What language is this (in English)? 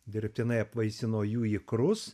Lithuanian